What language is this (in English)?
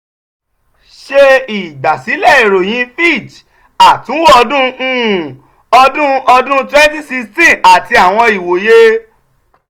Yoruba